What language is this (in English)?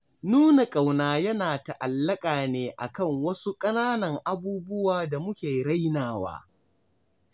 Hausa